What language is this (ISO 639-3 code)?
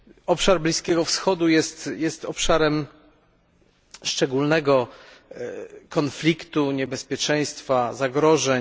pol